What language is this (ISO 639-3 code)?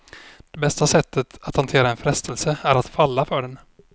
swe